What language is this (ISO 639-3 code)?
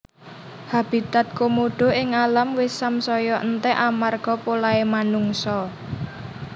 jav